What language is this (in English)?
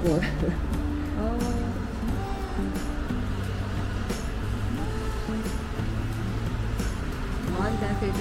Chinese